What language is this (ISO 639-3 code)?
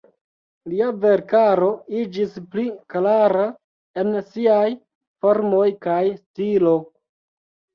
epo